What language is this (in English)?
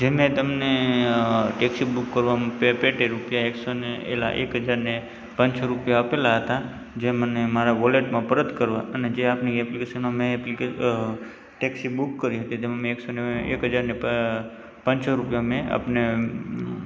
Gujarati